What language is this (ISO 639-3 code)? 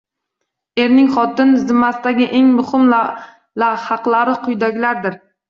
uzb